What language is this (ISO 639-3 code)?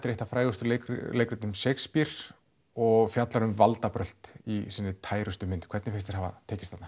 isl